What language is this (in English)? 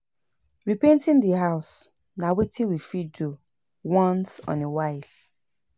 Nigerian Pidgin